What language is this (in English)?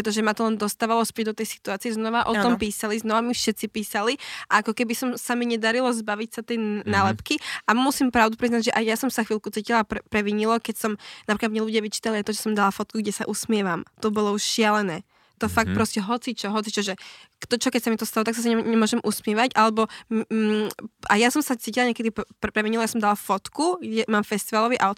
Slovak